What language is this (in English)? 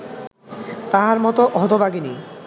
Bangla